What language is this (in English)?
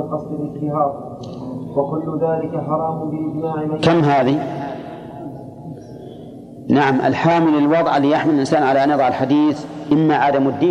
Arabic